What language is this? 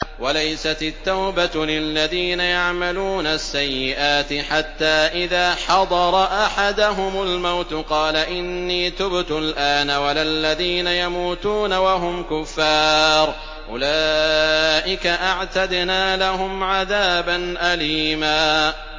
Arabic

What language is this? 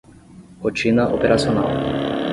Portuguese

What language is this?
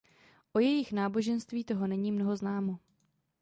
Czech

